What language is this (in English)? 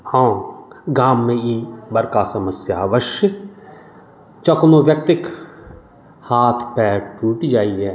Maithili